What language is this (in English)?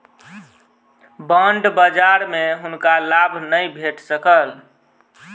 Maithili